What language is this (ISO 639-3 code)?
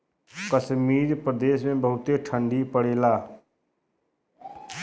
bho